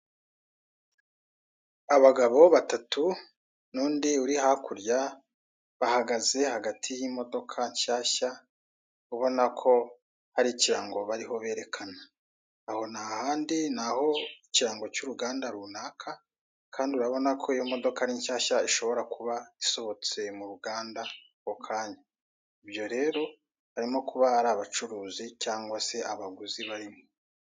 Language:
Kinyarwanda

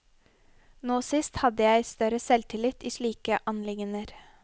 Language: Norwegian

